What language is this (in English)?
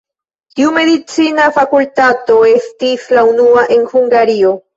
Esperanto